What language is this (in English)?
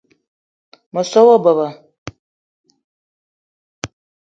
Eton (Cameroon)